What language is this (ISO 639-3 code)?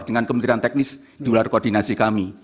ind